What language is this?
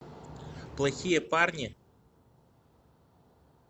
Russian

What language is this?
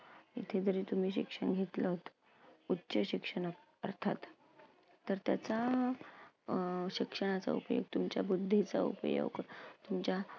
Marathi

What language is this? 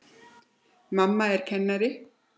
Icelandic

